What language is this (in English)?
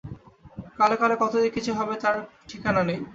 Bangla